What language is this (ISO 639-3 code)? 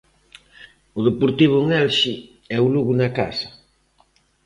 glg